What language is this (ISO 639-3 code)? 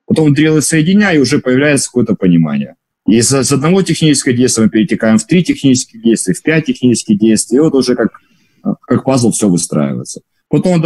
rus